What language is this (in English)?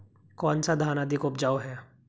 Hindi